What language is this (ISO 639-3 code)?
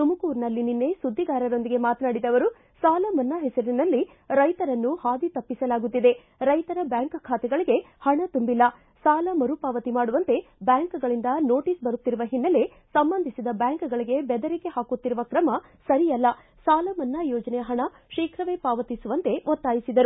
kan